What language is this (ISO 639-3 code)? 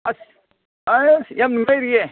mni